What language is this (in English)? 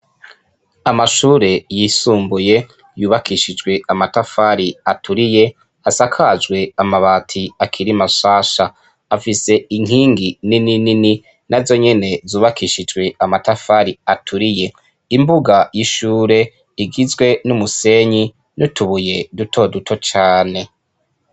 Rundi